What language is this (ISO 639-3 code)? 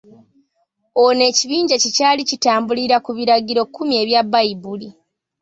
lug